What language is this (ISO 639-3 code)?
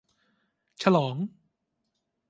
tha